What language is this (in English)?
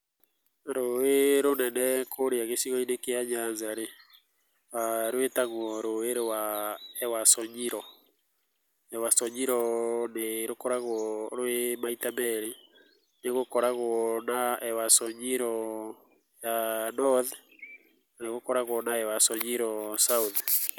Kikuyu